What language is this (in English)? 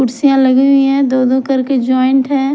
Hindi